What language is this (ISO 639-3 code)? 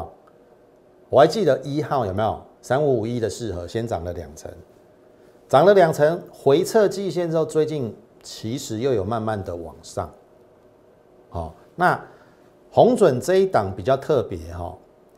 zho